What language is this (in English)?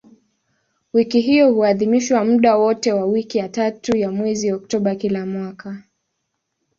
Swahili